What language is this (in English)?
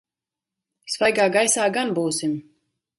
Latvian